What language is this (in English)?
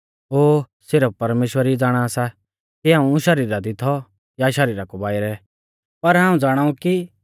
Mahasu Pahari